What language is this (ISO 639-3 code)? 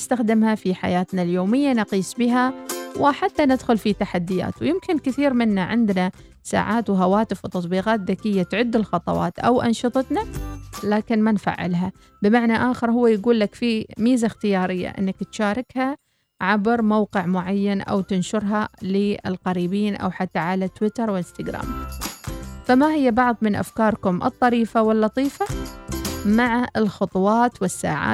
ara